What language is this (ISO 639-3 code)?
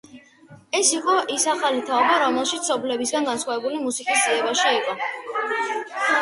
kat